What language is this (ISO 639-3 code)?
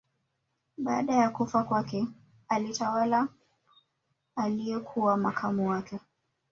swa